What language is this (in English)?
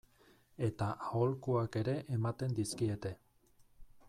Basque